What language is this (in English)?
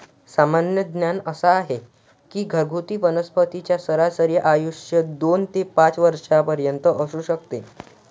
Marathi